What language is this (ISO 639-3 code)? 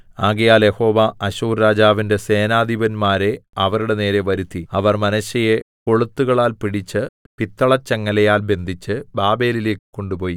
mal